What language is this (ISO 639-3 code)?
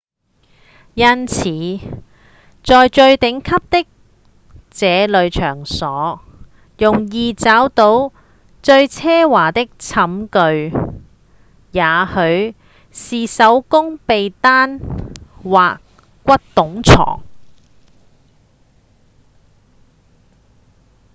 yue